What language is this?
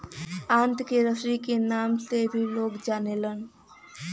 Bhojpuri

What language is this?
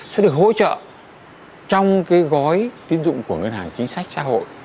Vietnamese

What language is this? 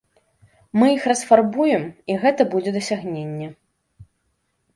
Belarusian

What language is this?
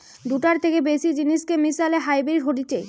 Bangla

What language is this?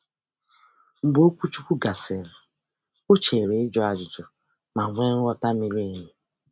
Igbo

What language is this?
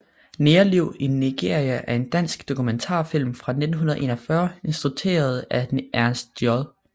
Danish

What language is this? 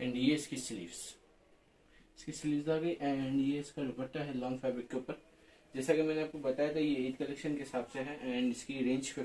Hindi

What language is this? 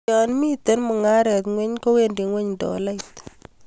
Kalenjin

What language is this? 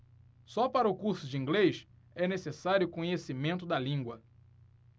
Portuguese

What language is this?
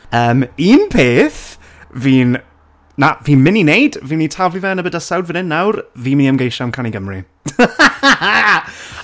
Welsh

